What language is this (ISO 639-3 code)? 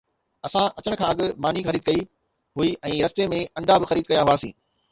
snd